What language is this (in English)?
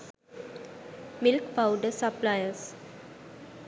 Sinhala